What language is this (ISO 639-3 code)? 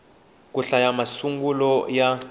tso